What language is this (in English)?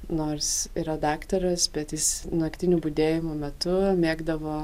Lithuanian